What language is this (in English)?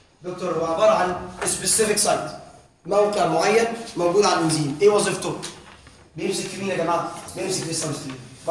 Arabic